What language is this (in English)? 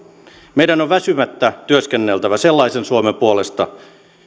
Finnish